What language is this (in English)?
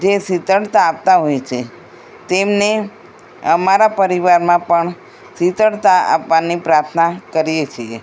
Gujarati